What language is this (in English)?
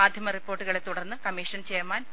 Malayalam